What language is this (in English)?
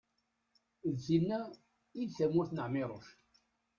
Kabyle